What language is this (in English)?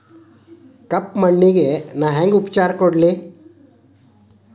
Kannada